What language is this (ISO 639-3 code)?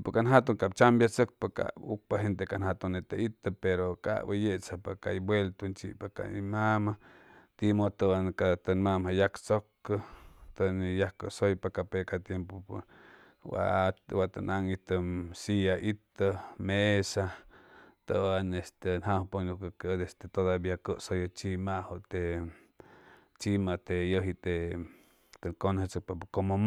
zoh